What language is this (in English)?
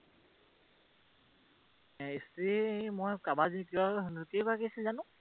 Assamese